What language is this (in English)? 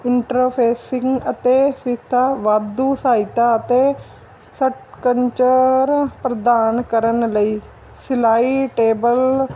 Punjabi